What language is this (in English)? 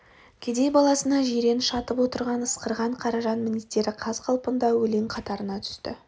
Kazakh